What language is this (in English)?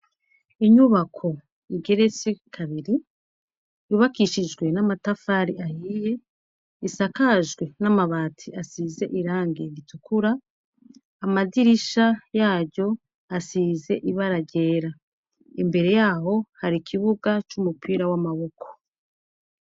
Rundi